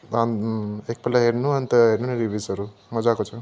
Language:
Nepali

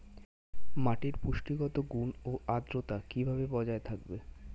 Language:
Bangla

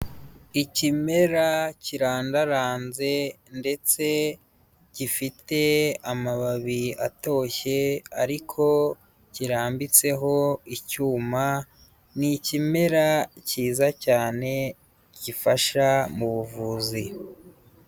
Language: Kinyarwanda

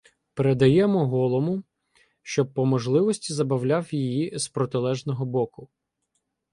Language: Ukrainian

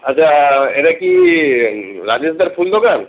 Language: Bangla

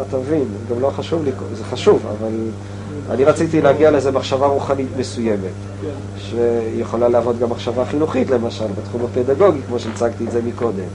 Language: Hebrew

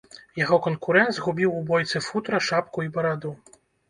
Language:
Belarusian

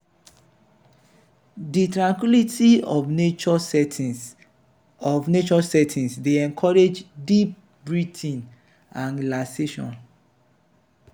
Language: Nigerian Pidgin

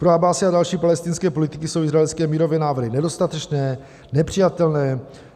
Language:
Czech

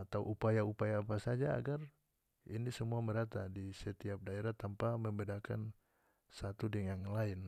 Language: North Moluccan Malay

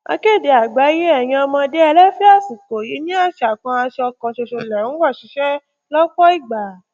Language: Yoruba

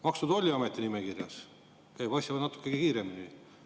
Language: Estonian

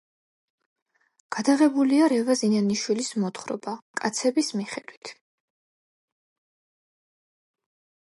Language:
Georgian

